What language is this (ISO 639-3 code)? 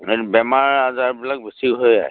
asm